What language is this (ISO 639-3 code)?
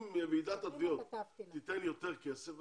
heb